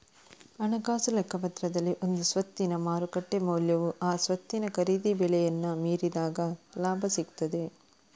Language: Kannada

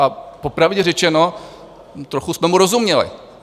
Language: Czech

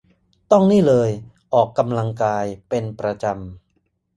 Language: Thai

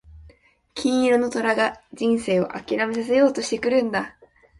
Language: Japanese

